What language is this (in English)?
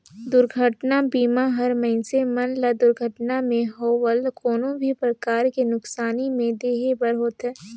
Chhattisgarhi